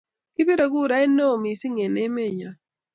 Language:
Kalenjin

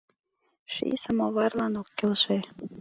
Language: Mari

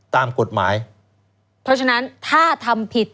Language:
Thai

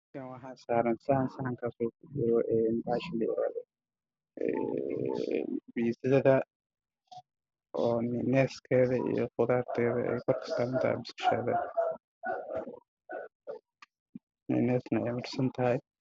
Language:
Somali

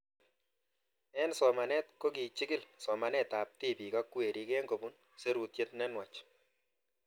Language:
Kalenjin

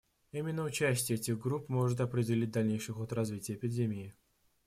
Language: Russian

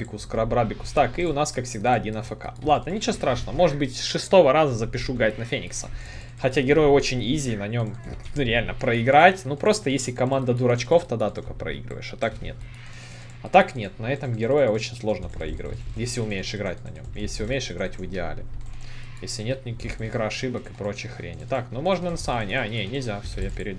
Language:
Russian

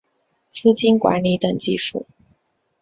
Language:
Chinese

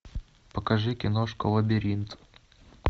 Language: Russian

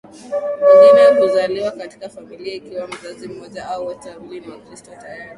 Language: Swahili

